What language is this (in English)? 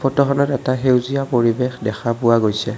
Assamese